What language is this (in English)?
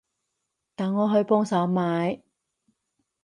Cantonese